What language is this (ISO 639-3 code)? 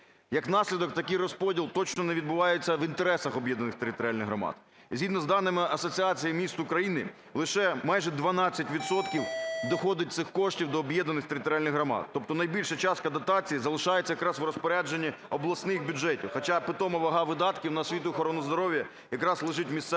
ukr